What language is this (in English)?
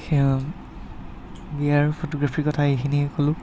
Assamese